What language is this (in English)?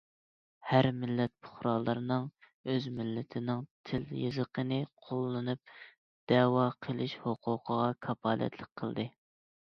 Uyghur